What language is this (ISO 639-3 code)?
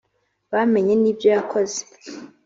kin